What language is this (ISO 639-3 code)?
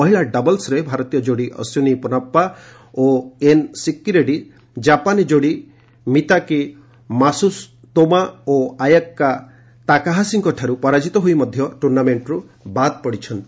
ori